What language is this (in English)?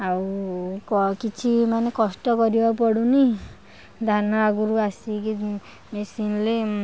Odia